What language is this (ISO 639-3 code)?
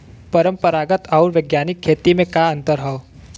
bho